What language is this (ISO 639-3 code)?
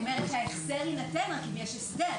heb